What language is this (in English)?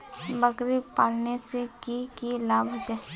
Magahi